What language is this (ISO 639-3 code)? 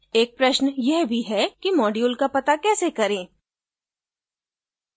hin